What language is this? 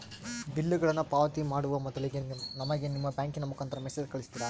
Kannada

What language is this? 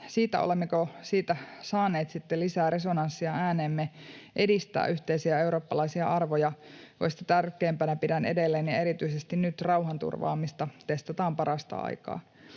Finnish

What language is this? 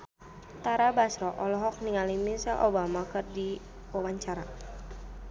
Sundanese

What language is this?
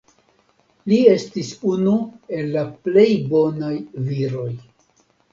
Esperanto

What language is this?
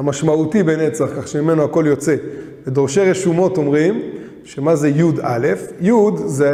Hebrew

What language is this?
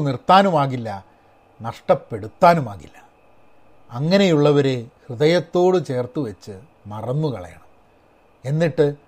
Malayalam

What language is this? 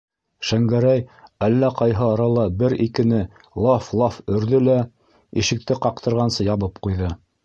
Bashkir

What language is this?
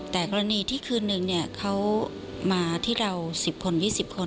Thai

